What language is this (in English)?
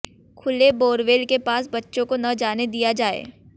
Hindi